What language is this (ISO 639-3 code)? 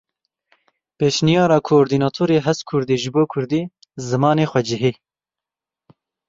kur